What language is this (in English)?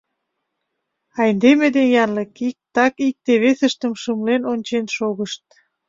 Mari